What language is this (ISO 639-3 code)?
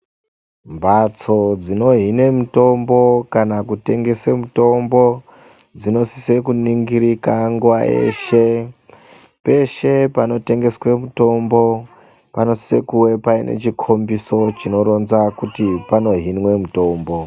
ndc